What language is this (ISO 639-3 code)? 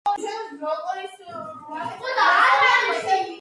kat